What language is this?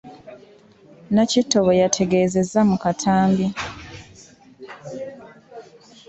Ganda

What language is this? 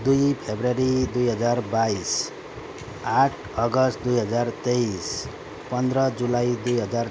Nepali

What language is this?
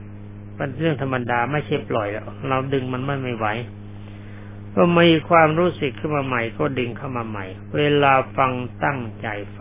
Thai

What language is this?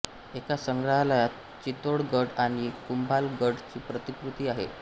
Marathi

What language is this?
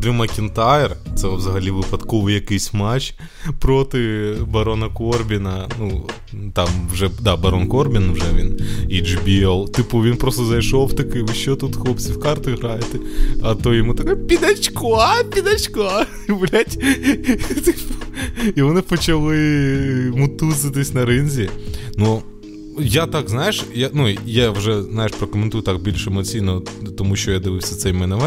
Ukrainian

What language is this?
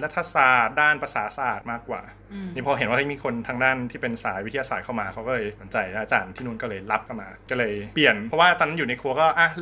Thai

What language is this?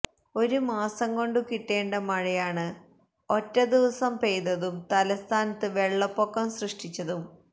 Malayalam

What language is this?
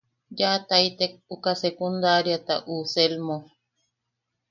Yaqui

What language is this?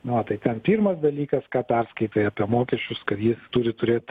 Lithuanian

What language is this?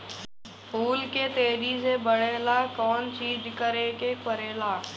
Bhojpuri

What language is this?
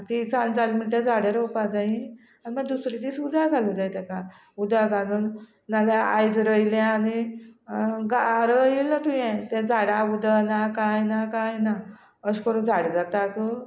Konkani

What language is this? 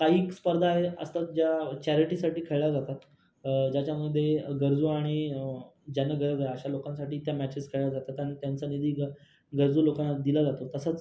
Marathi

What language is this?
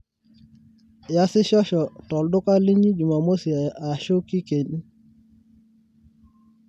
Masai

